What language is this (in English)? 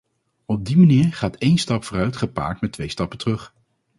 Dutch